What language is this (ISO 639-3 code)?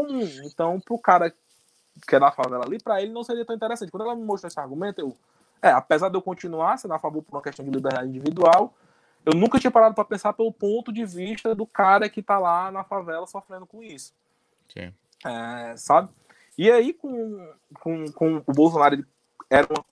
por